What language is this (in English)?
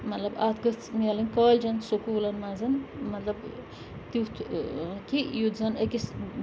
Kashmiri